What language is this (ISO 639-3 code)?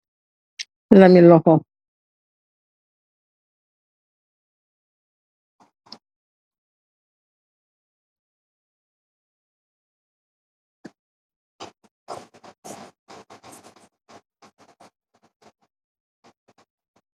wol